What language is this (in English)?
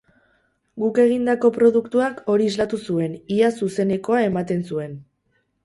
Basque